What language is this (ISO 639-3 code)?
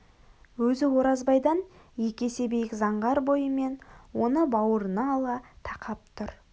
kaz